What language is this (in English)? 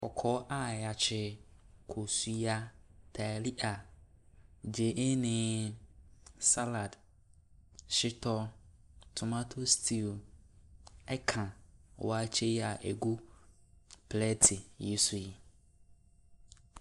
Akan